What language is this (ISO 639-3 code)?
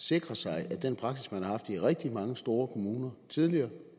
dan